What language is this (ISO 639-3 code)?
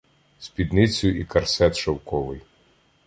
ukr